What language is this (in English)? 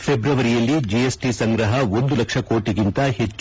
Kannada